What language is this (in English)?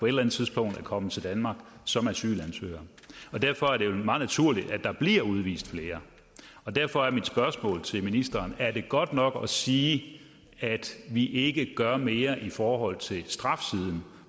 Danish